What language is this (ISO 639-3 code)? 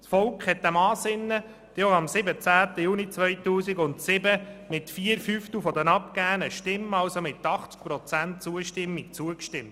gsw